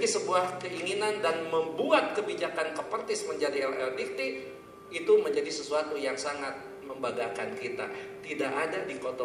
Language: Indonesian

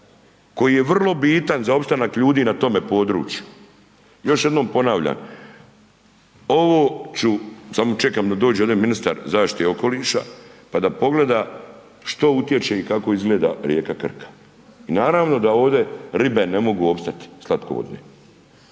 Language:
Croatian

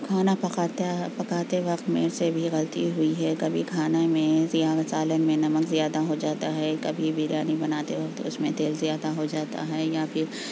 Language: Urdu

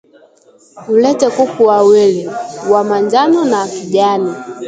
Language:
Swahili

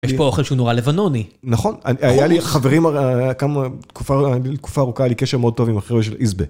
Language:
Hebrew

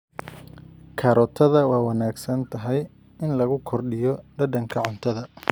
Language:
Somali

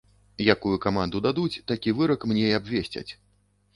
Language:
Belarusian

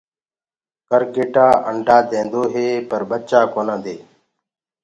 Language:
Gurgula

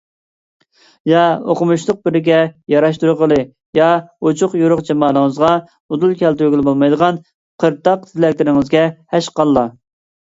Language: Uyghur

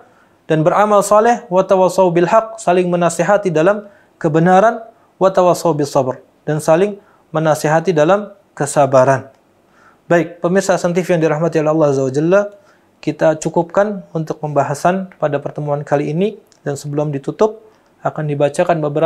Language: Indonesian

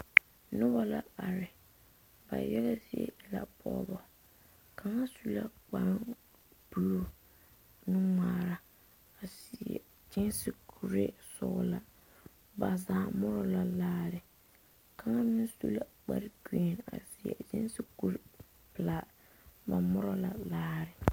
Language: Southern Dagaare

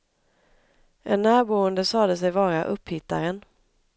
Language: Swedish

